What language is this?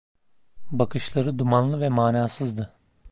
Turkish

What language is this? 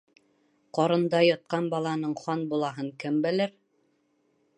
Bashkir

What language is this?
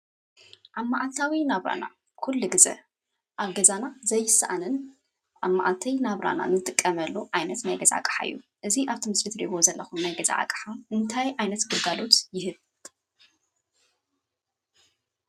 Tigrinya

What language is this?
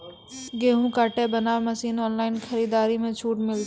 Maithili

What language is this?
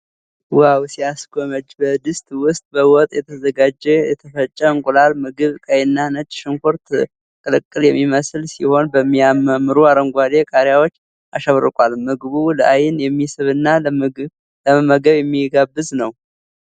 Amharic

